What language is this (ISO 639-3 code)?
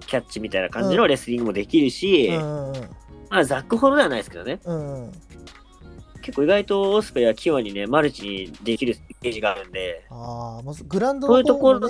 jpn